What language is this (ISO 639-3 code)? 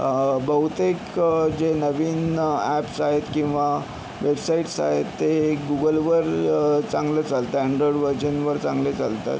mar